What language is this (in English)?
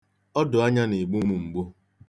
Igbo